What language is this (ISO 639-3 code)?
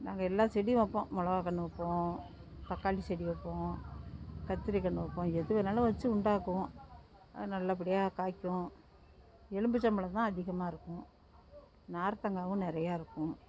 tam